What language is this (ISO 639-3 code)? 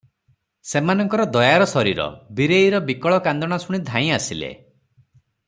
ori